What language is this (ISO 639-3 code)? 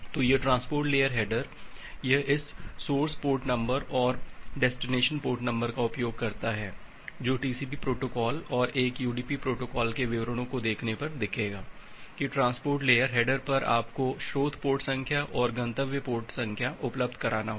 hin